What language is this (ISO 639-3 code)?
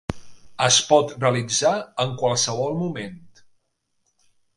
cat